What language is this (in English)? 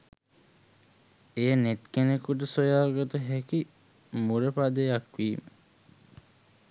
Sinhala